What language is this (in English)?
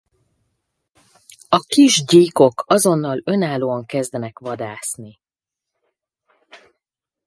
Hungarian